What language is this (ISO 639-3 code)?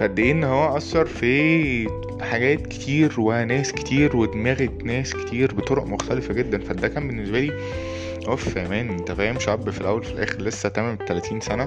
ara